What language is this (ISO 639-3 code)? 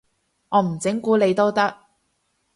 yue